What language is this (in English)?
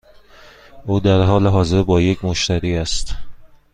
Persian